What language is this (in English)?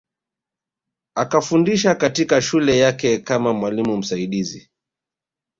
Swahili